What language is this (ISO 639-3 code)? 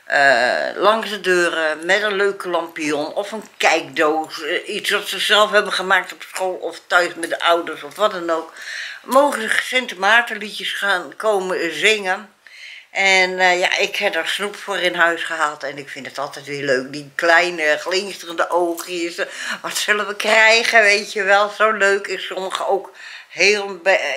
nld